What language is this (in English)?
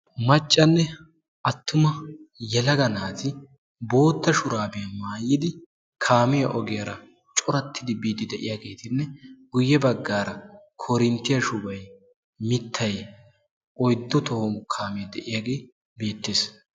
Wolaytta